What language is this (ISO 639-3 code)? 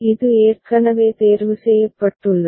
tam